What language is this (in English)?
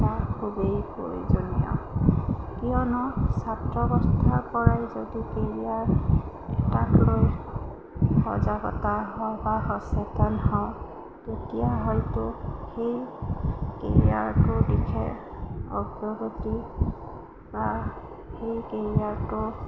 Assamese